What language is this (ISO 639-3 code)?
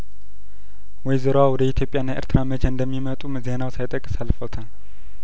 amh